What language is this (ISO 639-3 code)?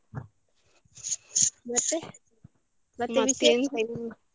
kan